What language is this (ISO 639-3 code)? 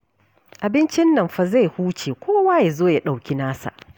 hau